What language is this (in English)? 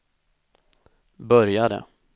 Swedish